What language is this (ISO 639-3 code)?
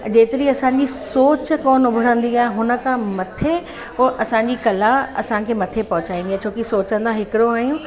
snd